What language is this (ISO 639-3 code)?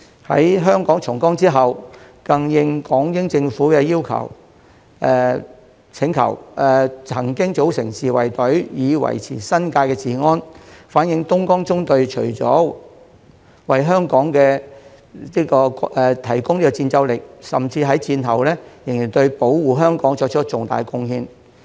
yue